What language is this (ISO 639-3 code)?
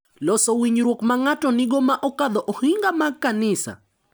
luo